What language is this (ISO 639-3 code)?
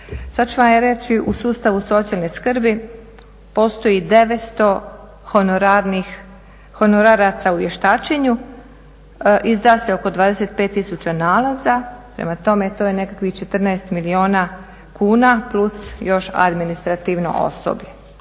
hrv